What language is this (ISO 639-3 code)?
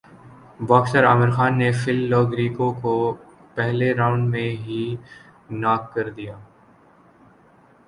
urd